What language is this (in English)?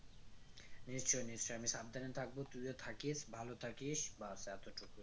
Bangla